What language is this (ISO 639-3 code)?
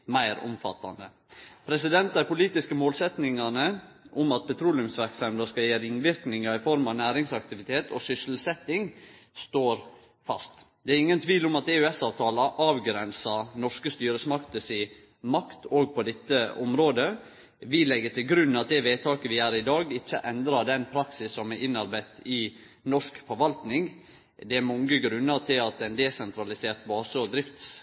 nno